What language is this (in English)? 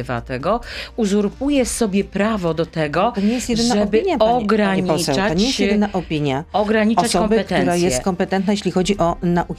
Polish